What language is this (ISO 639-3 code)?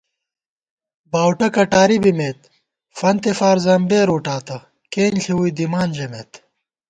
gwt